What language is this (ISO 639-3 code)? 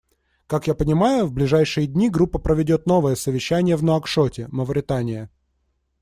rus